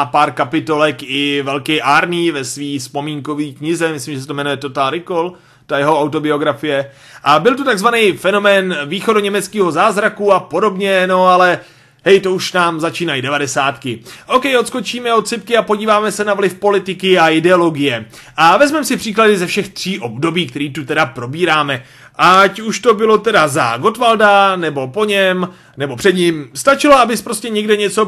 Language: Czech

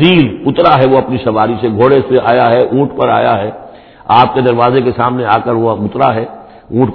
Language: Urdu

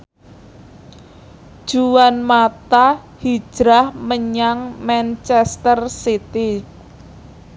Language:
Javanese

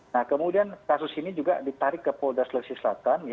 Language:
Indonesian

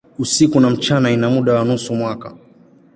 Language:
Swahili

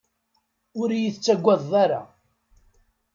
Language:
Kabyle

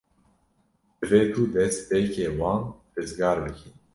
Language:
Kurdish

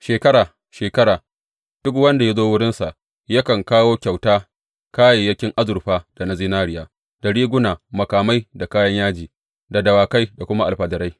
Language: Hausa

